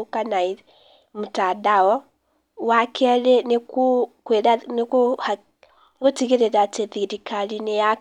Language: Kikuyu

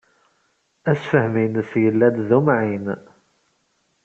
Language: Kabyle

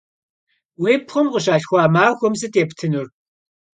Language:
Kabardian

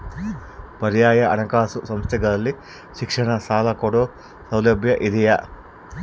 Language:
Kannada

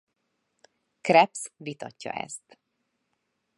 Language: Hungarian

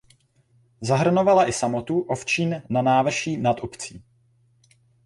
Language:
Czech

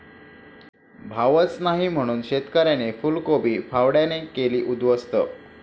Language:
Marathi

